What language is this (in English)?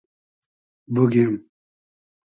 Hazaragi